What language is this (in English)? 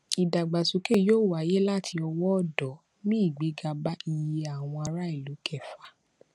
Yoruba